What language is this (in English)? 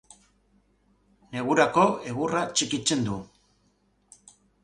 Basque